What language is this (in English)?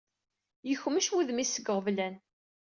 Kabyle